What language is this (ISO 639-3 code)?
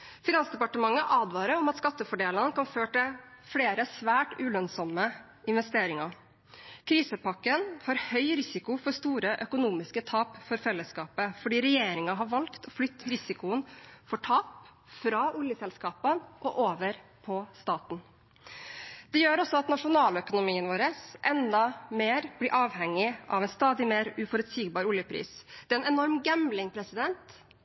nob